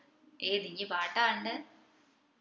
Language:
Malayalam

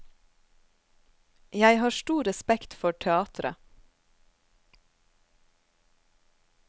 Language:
Norwegian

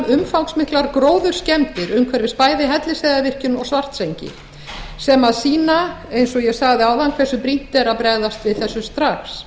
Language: Icelandic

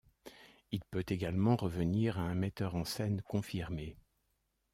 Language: French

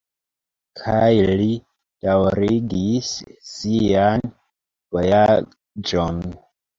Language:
Esperanto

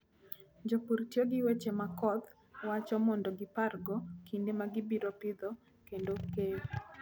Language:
Luo (Kenya and Tanzania)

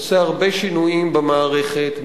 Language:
Hebrew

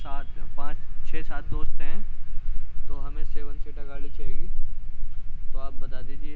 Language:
Urdu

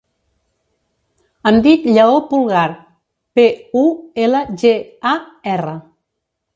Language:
Catalan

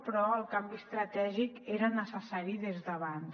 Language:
Catalan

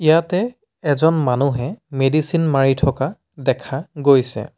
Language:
Assamese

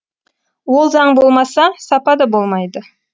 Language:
Kazakh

